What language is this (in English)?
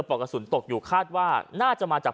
Thai